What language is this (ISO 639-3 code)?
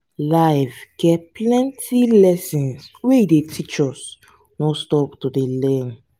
pcm